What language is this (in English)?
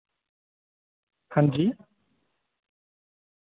Dogri